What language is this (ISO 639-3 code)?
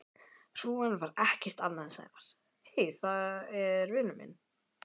isl